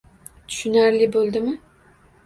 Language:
Uzbek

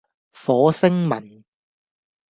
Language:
Cantonese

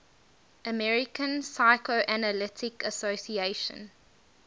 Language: English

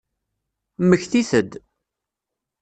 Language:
Kabyle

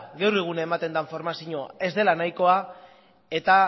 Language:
Basque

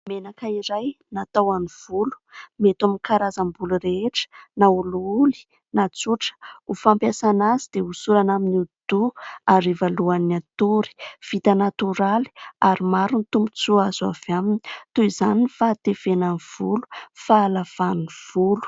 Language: Malagasy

